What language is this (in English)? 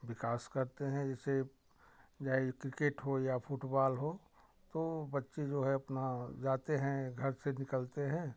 Hindi